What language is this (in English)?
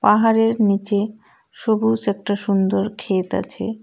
Bangla